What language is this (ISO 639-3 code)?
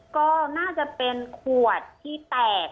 tha